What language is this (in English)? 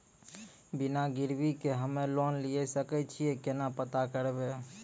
Maithili